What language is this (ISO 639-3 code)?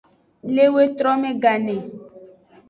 ajg